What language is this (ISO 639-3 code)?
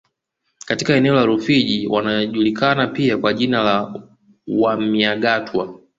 swa